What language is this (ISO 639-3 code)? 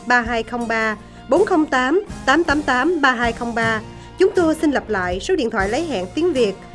vie